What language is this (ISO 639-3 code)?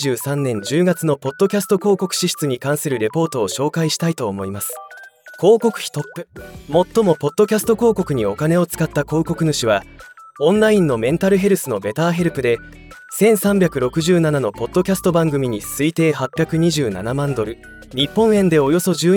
jpn